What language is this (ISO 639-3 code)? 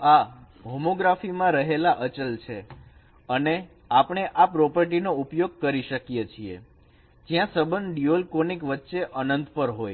guj